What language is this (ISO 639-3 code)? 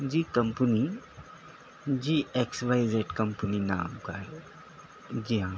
urd